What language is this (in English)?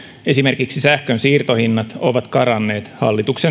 Finnish